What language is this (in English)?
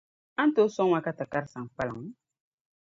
Dagbani